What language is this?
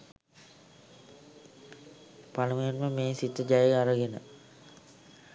Sinhala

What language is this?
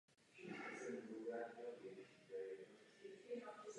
Czech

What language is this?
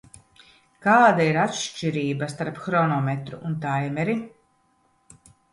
Latvian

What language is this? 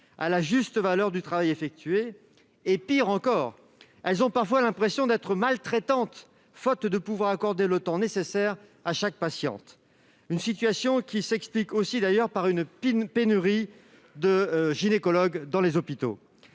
French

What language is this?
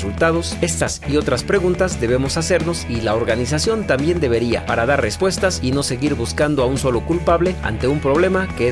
Spanish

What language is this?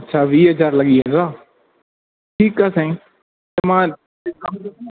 Sindhi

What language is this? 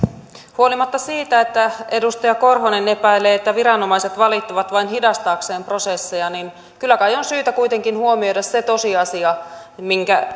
Finnish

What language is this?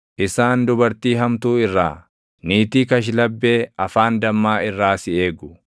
Oromo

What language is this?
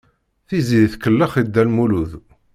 Kabyle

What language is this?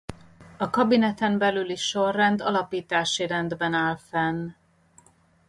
Hungarian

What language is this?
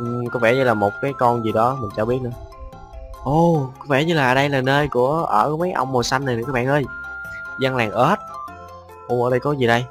Vietnamese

